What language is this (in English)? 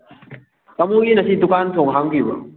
Manipuri